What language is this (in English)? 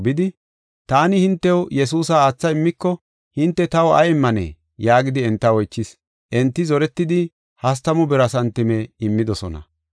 Gofa